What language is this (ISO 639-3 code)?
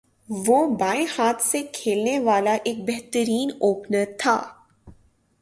urd